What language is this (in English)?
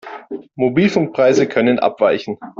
German